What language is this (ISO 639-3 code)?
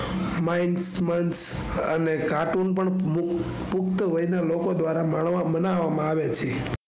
guj